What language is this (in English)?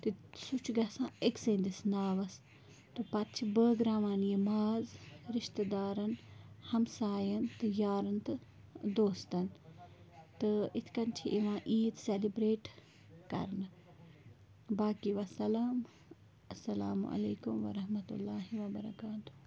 Kashmiri